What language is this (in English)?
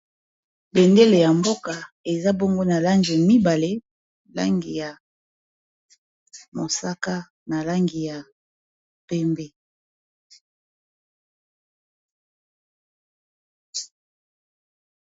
Lingala